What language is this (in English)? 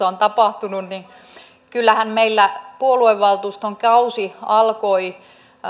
Finnish